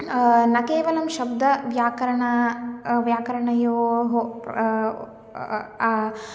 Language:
Sanskrit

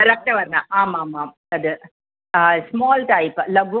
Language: Sanskrit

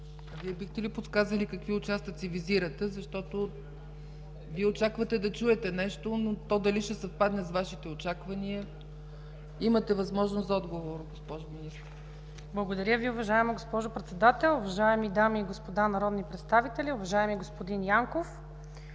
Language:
Bulgarian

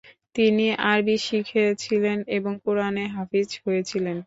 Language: Bangla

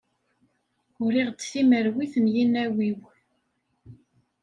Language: Kabyle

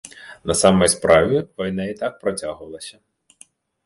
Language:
Belarusian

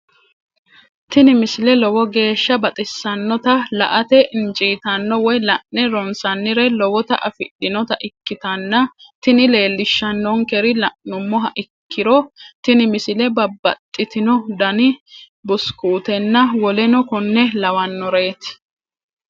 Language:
Sidamo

